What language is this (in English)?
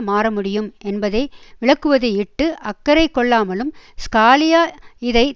Tamil